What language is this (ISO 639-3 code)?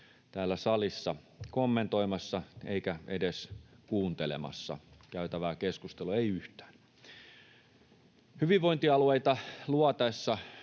fin